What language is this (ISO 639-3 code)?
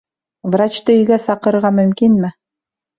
bak